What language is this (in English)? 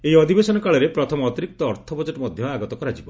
Odia